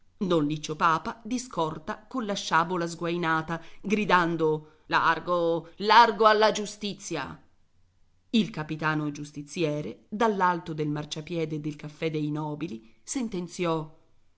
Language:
Italian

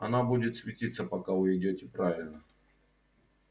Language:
Russian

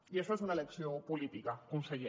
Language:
Catalan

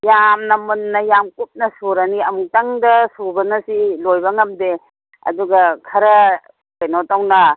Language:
Manipuri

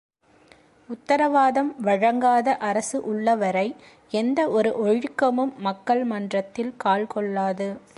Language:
Tamil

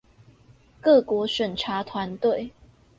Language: Chinese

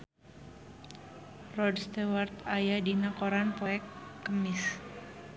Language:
Sundanese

